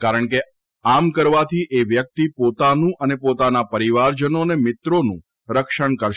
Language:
Gujarati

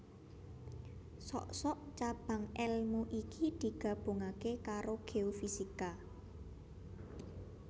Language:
Javanese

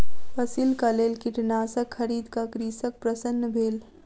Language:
Maithili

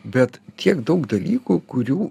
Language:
Lithuanian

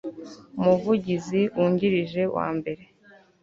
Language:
Kinyarwanda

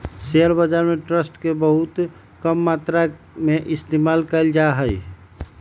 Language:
Magahi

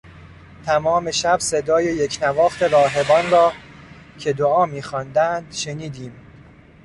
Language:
Persian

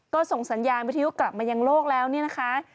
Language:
Thai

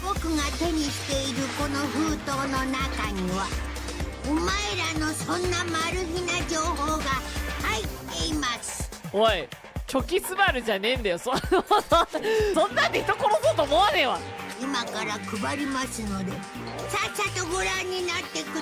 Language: Japanese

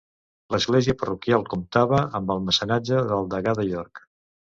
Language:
Catalan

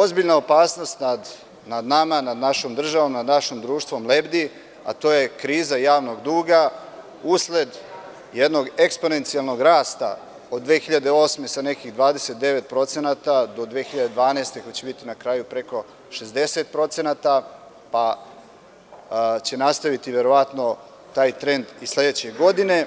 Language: Serbian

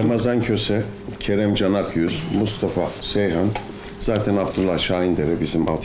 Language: Turkish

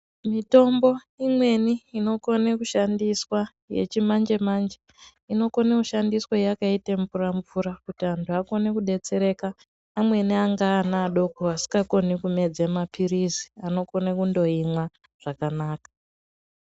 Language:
Ndau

